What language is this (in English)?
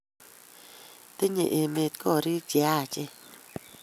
Kalenjin